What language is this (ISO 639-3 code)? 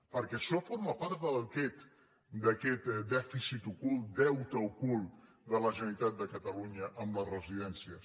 cat